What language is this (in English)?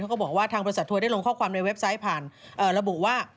Thai